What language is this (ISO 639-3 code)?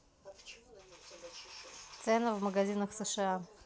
rus